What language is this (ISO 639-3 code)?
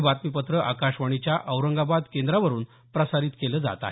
mar